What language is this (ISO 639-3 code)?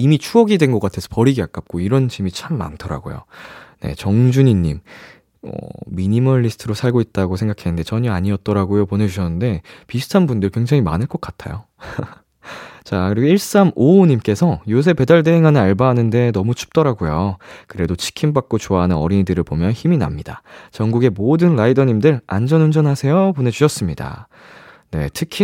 kor